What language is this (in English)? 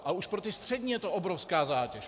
Czech